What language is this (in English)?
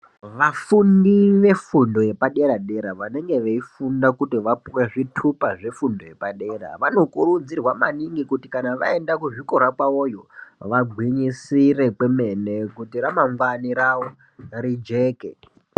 Ndau